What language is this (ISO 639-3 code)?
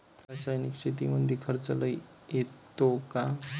mar